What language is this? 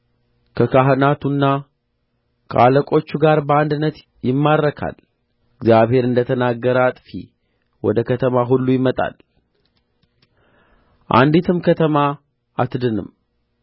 Amharic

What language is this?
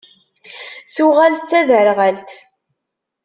Kabyle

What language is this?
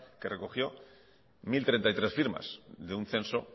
Spanish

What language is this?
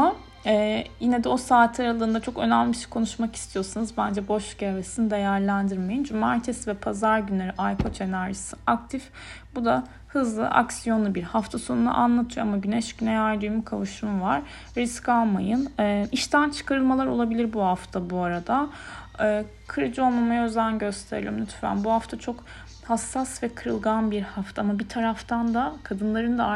Turkish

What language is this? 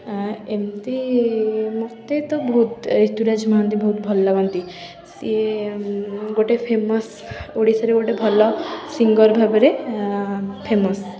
Odia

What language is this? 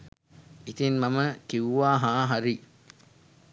Sinhala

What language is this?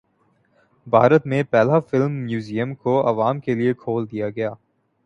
Urdu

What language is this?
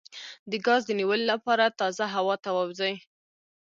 Pashto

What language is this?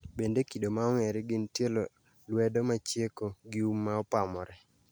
Luo (Kenya and Tanzania)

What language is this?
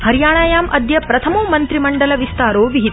Sanskrit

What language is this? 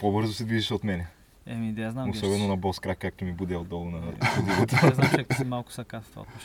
Bulgarian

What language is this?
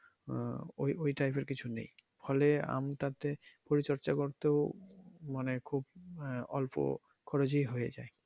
Bangla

